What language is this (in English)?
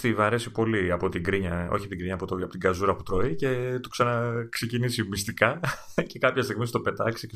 Greek